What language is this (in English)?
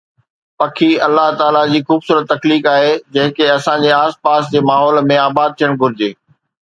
Sindhi